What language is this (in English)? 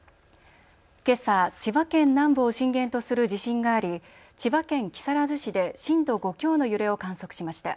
Japanese